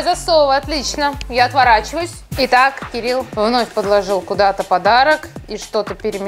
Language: Russian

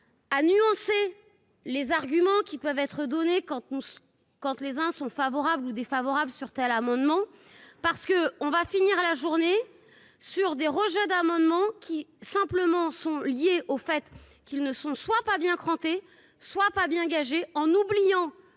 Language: French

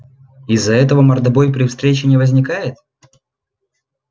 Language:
Russian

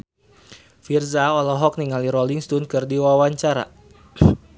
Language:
Sundanese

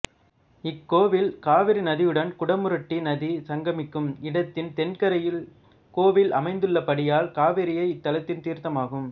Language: Tamil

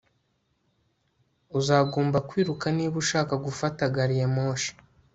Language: Kinyarwanda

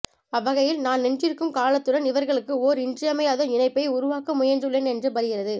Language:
Tamil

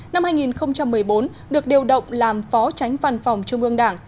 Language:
Vietnamese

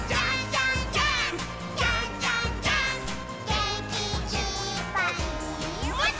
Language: Japanese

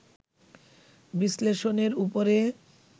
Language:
Bangla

